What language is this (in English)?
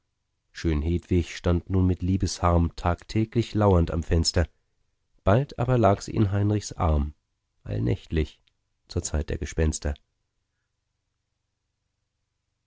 German